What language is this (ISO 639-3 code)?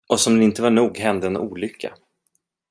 swe